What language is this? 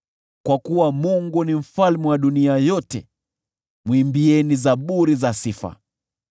Swahili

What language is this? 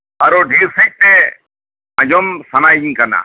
Santali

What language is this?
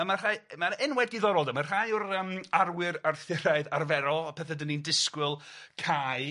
Welsh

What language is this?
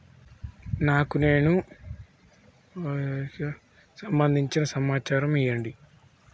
Telugu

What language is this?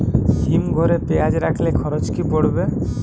Bangla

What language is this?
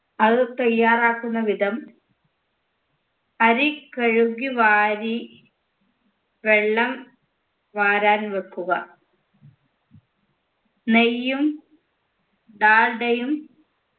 Malayalam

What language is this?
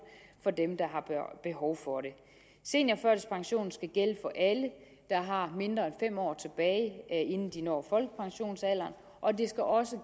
Danish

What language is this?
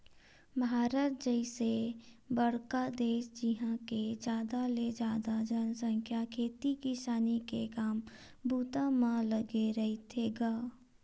Chhattisgarhi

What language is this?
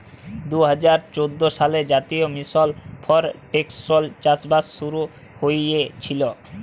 Bangla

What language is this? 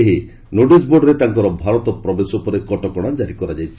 Odia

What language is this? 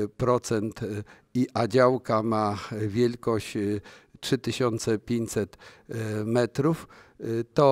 Polish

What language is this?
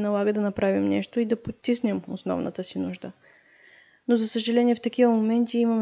Bulgarian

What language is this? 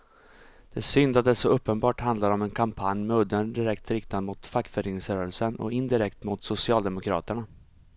Swedish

